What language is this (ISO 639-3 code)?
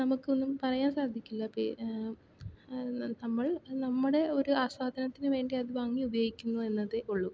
mal